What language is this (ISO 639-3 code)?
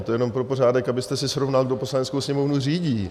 ces